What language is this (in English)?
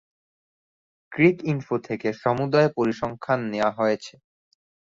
Bangla